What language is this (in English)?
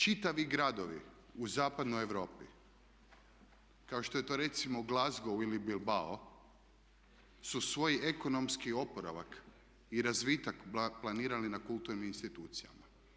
Croatian